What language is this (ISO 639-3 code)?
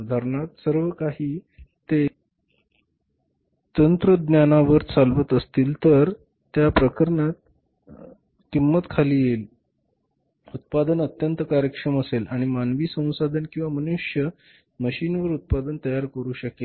mar